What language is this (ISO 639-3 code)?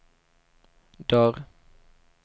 swe